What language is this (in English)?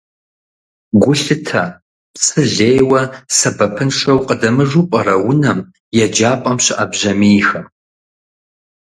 Kabardian